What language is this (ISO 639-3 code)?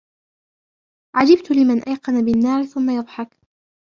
ara